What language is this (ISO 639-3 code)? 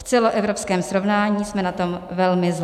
ces